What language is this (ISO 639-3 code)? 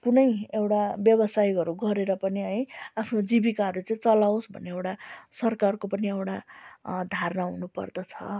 nep